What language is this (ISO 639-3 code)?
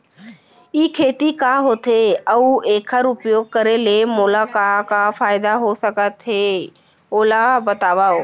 hne